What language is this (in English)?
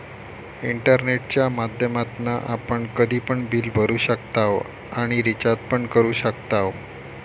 Marathi